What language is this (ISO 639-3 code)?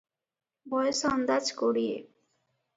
ori